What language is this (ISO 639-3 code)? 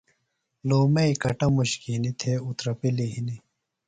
phl